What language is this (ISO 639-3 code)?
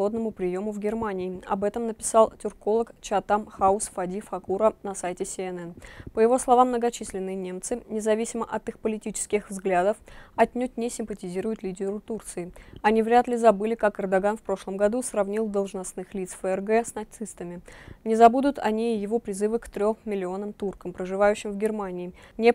rus